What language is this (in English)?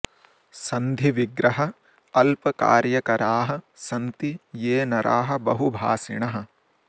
Sanskrit